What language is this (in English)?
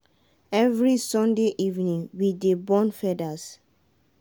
Nigerian Pidgin